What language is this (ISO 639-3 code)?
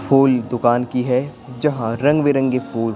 hin